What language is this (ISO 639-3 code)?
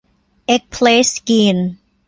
tha